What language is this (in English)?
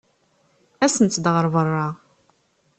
Kabyle